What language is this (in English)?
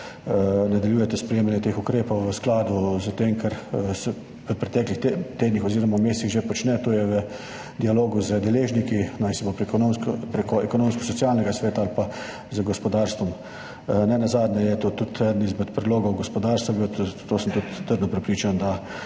Slovenian